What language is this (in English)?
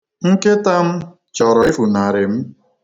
Igbo